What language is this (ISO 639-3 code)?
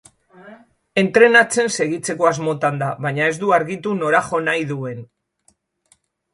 eus